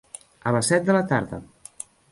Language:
Catalan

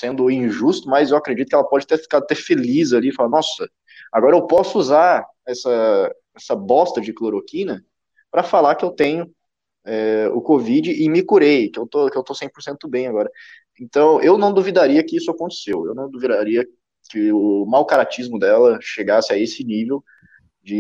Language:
Portuguese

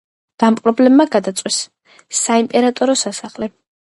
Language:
Georgian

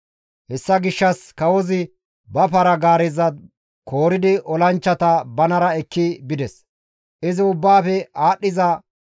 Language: Gamo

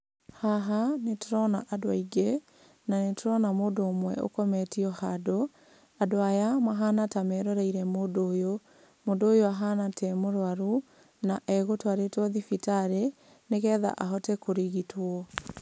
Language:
Kikuyu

